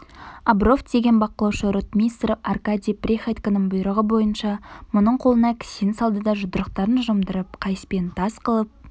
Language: Kazakh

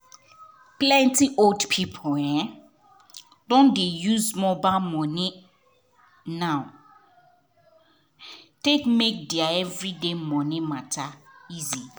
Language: Nigerian Pidgin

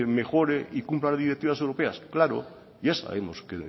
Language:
Spanish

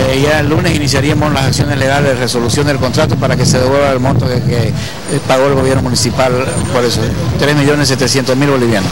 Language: Spanish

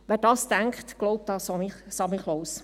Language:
Swiss German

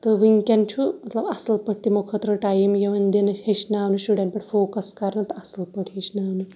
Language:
Kashmiri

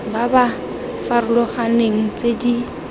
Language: Tswana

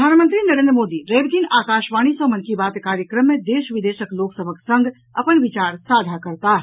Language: Maithili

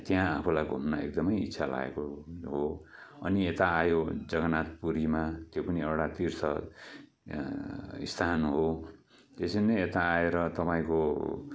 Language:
Nepali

